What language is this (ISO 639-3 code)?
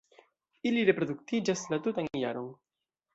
epo